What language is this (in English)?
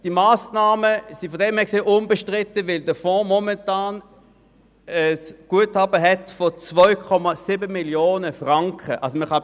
Swiss German